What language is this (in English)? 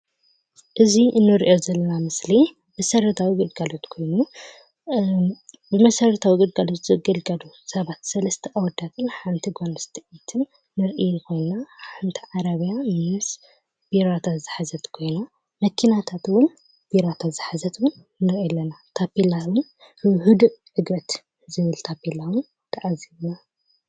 Tigrinya